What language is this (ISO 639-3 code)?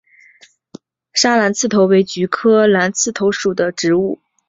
zho